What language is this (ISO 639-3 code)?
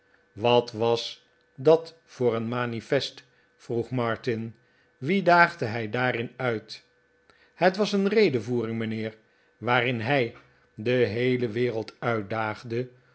nld